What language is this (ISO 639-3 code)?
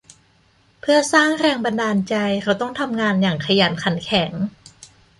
tha